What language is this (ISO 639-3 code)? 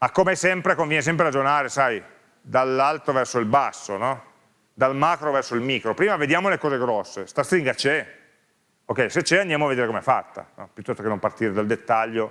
ita